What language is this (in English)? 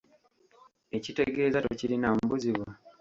Ganda